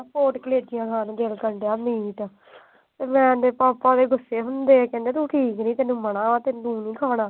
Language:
Punjabi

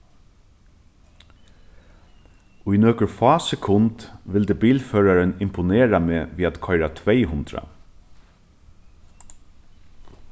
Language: Faroese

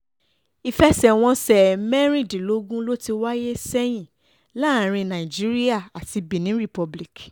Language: Yoruba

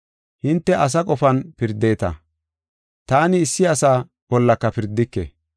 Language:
Gofa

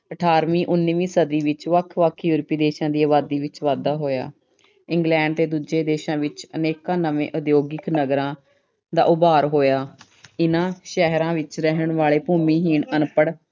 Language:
Punjabi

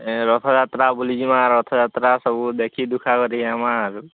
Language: Odia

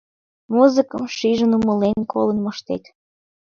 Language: Mari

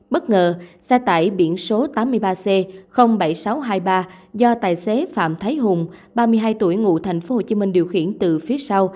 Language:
Vietnamese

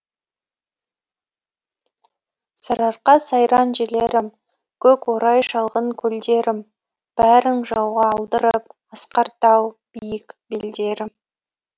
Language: Kazakh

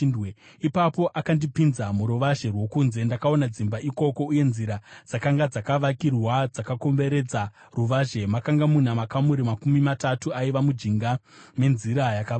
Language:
Shona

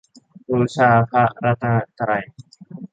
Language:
Thai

